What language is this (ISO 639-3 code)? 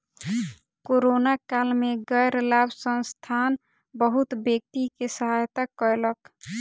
mai